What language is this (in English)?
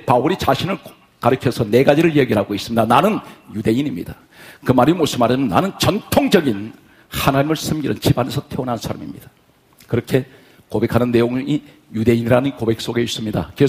Korean